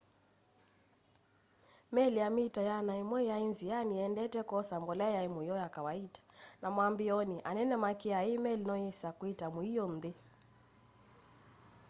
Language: Kamba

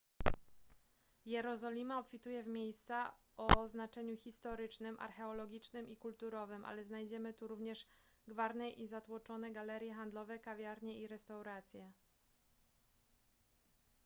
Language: Polish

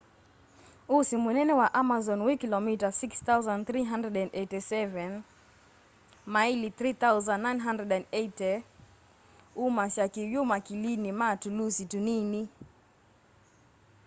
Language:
Kamba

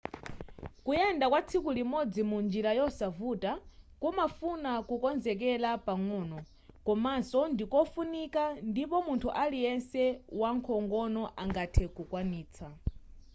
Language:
Nyanja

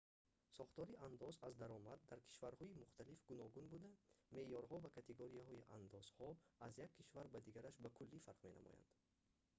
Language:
Tajik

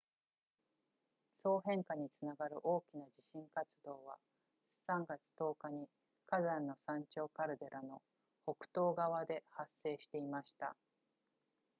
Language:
Japanese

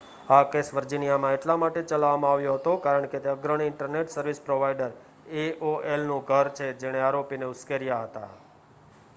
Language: Gujarati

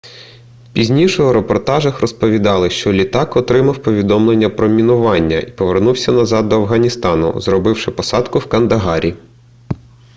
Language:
Ukrainian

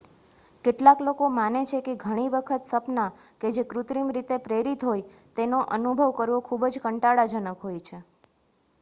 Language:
Gujarati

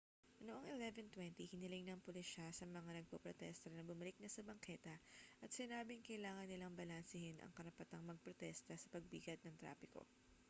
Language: Filipino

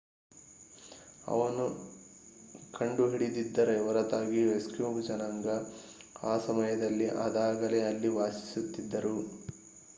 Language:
Kannada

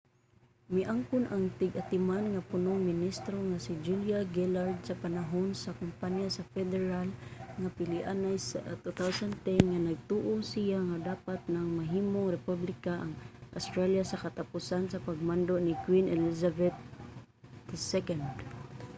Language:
Cebuano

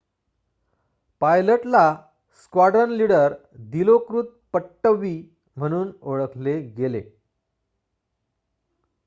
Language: Marathi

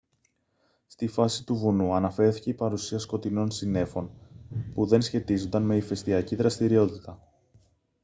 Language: Greek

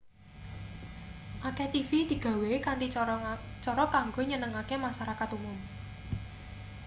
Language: Javanese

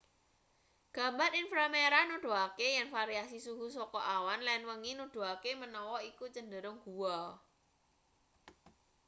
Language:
Javanese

